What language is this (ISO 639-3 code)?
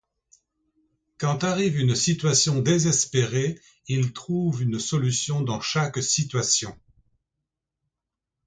fra